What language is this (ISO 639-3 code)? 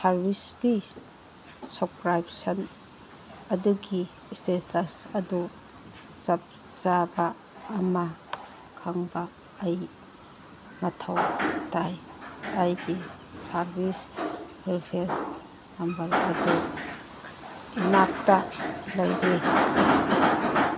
mni